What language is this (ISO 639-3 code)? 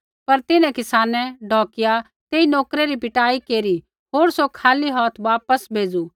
kfx